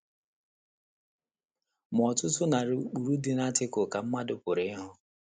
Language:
Igbo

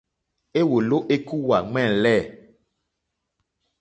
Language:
Mokpwe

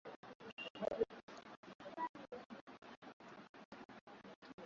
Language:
Swahili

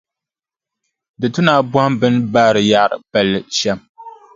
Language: Dagbani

